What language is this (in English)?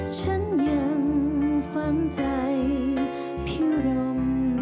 Thai